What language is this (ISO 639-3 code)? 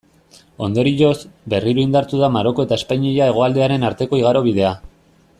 eus